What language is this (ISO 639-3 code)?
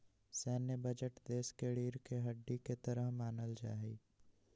mag